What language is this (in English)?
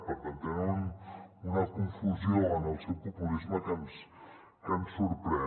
Catalan